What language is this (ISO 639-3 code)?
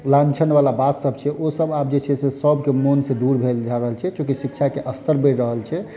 mai